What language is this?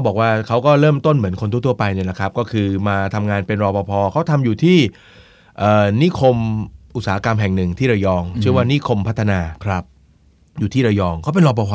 Thai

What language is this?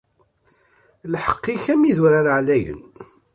Kabyle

